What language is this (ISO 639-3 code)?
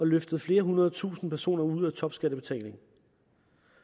dan